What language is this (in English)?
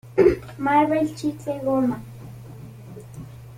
Spanish